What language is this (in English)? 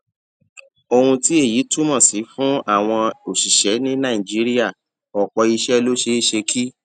Yoruba